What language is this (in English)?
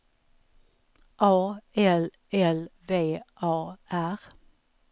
Swedish